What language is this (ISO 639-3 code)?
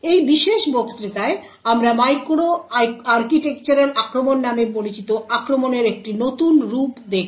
ben